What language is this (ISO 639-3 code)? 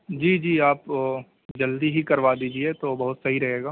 urd